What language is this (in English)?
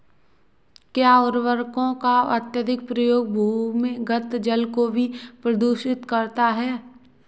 Hindi